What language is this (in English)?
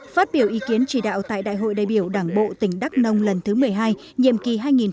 Vietnamese